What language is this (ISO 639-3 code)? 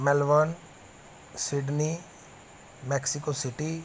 pan